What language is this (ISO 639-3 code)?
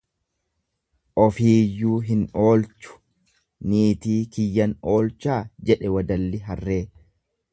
orm